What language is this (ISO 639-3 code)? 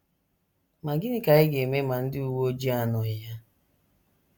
ibo